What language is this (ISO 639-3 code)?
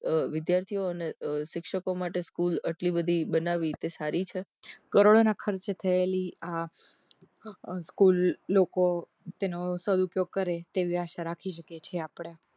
guj